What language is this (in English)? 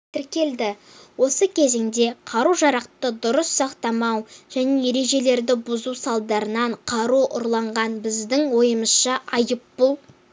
Kazakh